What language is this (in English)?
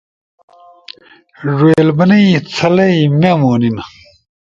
Torwali